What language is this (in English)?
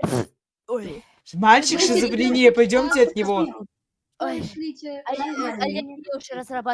Russian